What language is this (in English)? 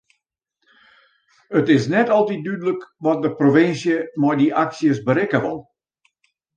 Western Frisian